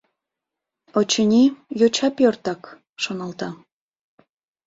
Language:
Mari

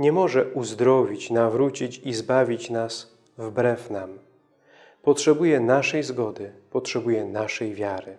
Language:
Polish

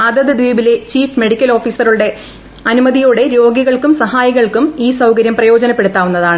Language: Malayalam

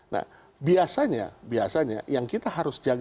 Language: Indonesian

